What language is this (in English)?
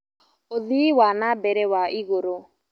Kikuyu